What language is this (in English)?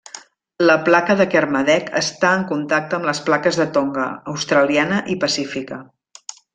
Catalan